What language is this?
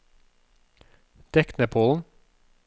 Norwegian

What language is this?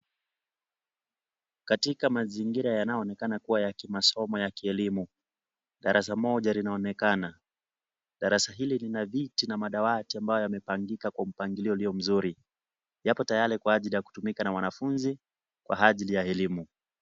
Swahili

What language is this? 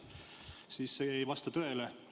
Estonian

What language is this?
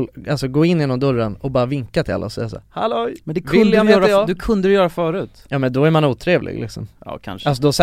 Swedish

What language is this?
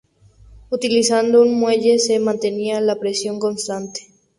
Spanish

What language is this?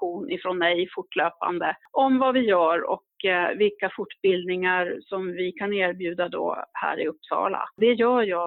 Swedish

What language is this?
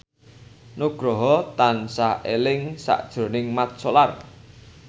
Javanese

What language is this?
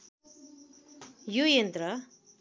Nepali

